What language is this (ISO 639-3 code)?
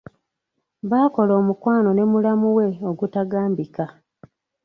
lug